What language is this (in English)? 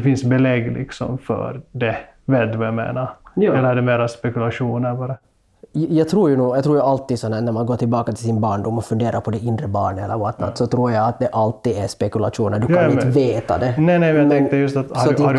Swedish